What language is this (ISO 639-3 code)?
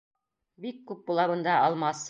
bak